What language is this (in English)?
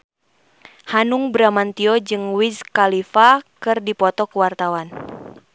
Sundanese